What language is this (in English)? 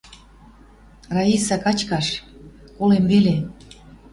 Western Mari